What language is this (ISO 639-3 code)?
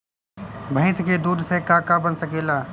bho